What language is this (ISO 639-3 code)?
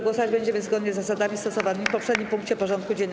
pol